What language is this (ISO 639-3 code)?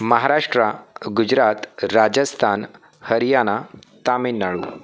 mar